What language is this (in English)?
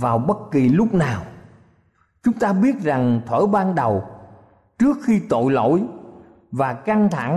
Vietnamese